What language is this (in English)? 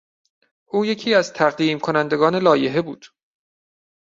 Persian